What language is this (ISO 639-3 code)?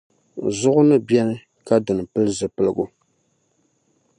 dag